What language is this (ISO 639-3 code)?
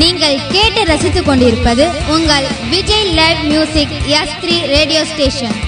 tam